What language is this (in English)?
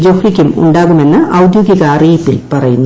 Malayalam